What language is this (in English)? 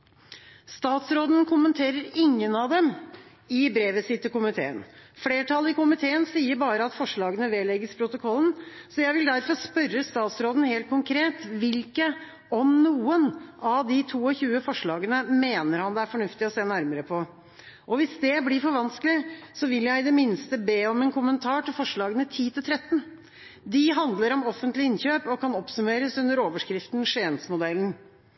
Norwegian Bokmål